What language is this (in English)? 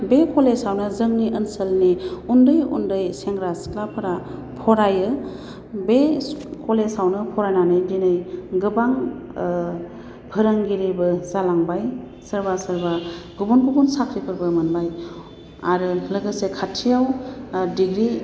Bodo